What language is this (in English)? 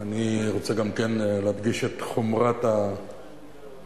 Hebrew